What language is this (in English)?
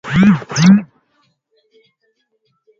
Swahili